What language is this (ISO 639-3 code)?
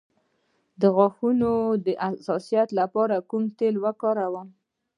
pus